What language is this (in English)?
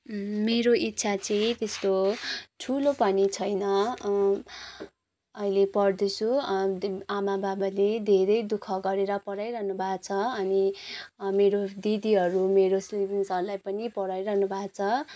Nepali